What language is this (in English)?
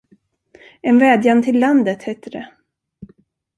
Swedish